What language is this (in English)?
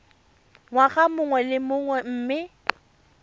Tswana